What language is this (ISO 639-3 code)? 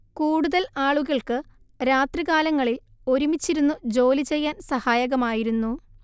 mal